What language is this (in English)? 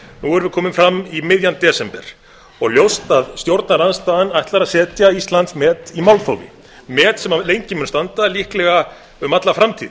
Icelandic